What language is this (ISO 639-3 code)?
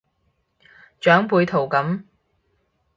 yue